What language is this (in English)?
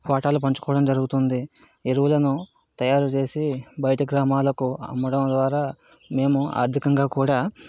Telugu